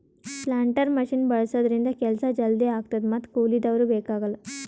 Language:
Kannada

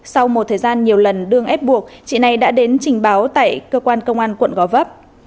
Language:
Vietnamese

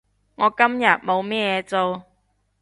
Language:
Cantonese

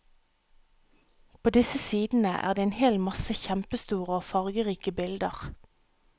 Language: Norwegian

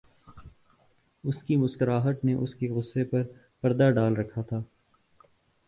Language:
Urdu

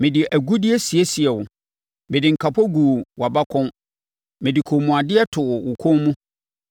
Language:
Akan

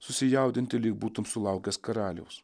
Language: Lithuanian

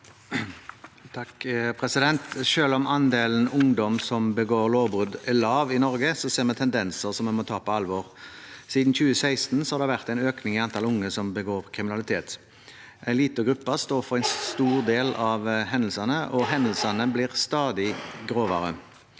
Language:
Norwegian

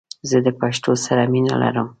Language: Pashto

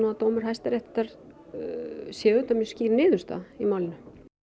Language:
Icelandic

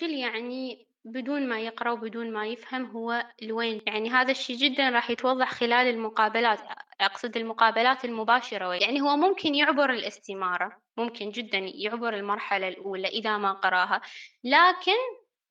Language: Arabic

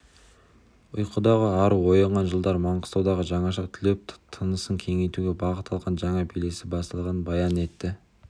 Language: Kazakh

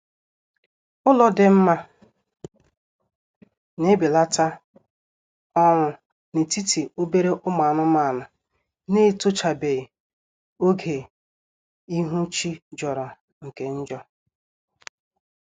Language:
Igbo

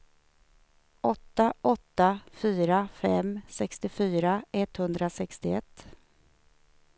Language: Swedish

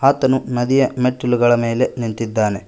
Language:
Kannada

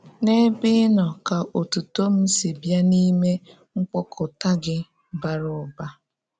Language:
Igbo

